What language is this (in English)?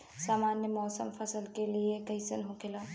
Bhojpuri